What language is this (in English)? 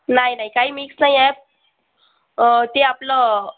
Marathi